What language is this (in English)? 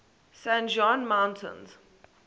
English